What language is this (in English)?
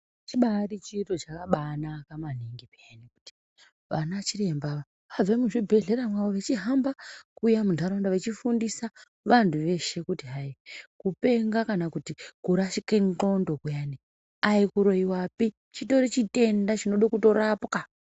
Ndau